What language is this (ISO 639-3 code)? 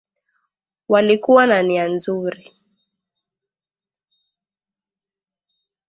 swa